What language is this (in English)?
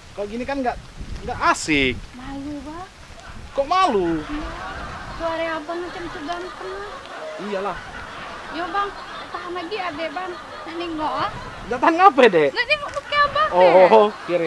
Indonesian